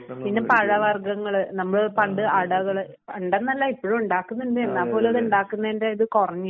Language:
Malayalam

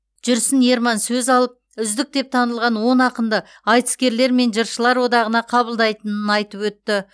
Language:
Kazakh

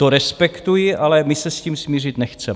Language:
Czech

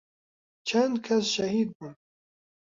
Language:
Central Kurdish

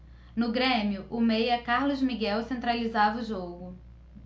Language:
Portuguese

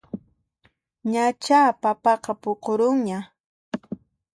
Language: Puno Quechua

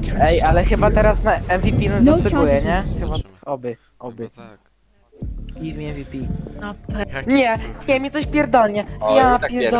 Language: Polish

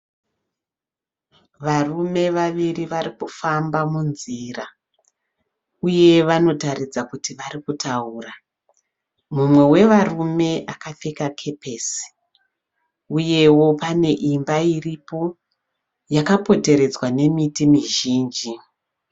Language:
Shona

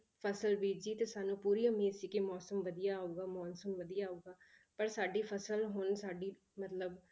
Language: Punjabi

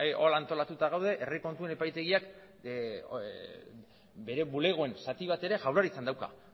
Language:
Basque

